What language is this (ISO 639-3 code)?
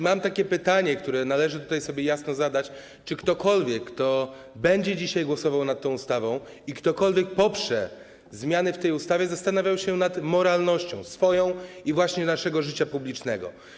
pol